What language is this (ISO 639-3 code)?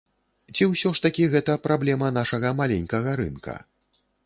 bel